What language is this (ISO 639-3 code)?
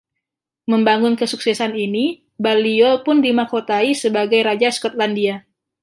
ind